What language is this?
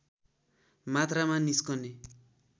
Nepali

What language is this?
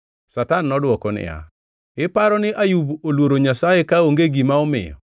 Luo (Kenya and Tanzania)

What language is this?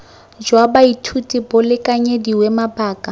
Tswana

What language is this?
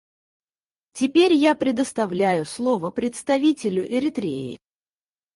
Russian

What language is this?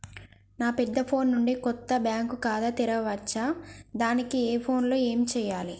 Telugu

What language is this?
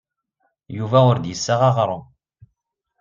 Kabyle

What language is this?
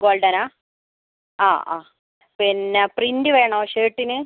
Malayalam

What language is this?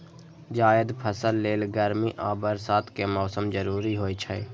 Maithili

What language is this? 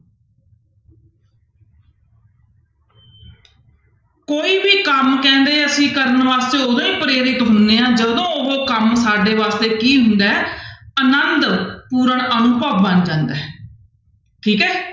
Punjabi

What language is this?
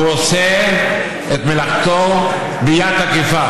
Hebrew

